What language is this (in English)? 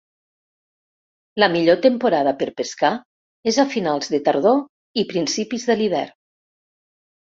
Catalan